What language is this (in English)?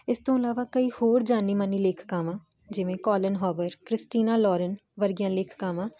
Punjabi